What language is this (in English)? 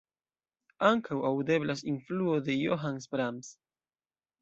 Esperanto